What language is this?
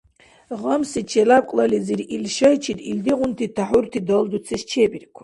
Dargwa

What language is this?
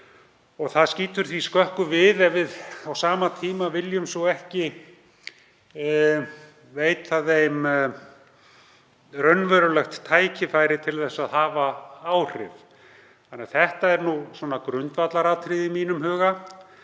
Icelandic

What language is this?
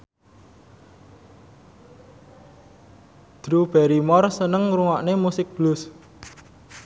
Javanese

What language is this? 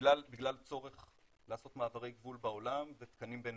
Hebrew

